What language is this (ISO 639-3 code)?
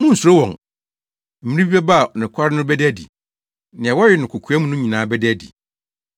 aka